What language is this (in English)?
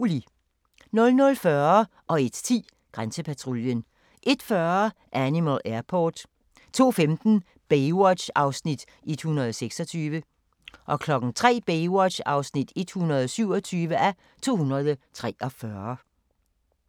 Danish